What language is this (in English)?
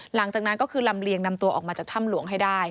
Thai